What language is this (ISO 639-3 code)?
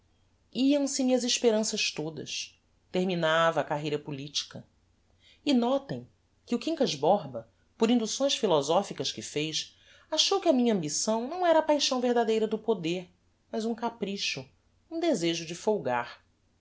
por